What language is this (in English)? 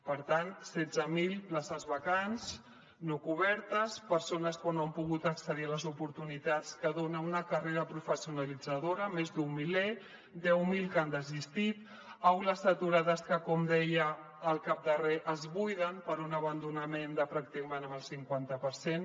Catalan